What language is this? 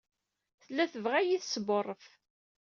Kabyle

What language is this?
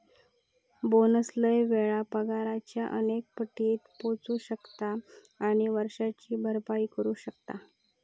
Marathi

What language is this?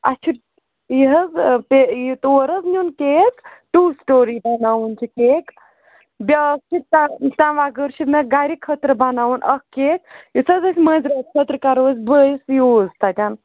Kashmiri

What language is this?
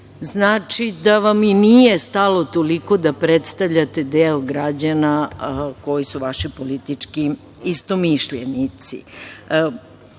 Serbian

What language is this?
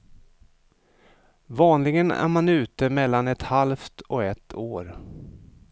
Swedish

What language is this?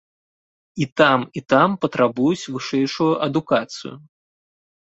Belarusian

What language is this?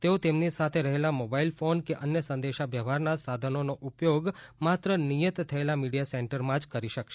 Gujarati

